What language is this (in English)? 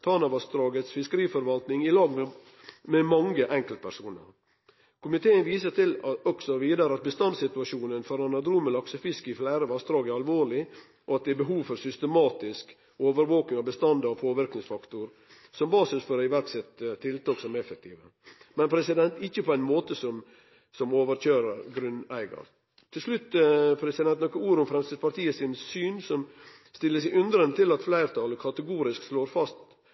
Norwegian Nynorsk